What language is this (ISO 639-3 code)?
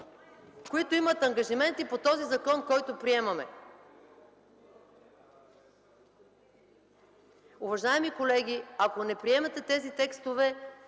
bul